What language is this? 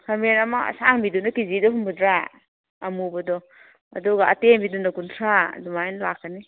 Manipuri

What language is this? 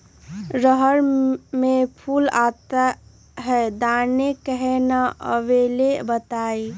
Magahi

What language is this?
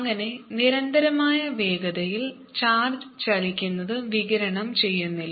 Malayalam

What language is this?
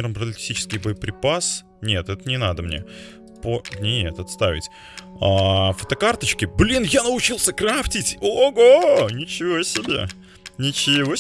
Russian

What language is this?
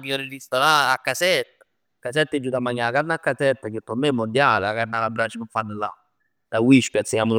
Neapolitan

